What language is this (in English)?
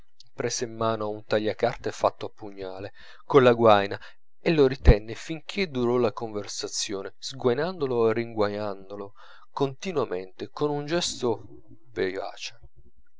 Italian